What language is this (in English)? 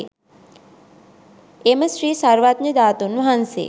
Sinhala